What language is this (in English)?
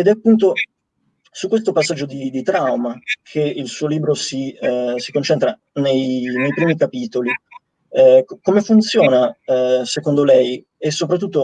Italian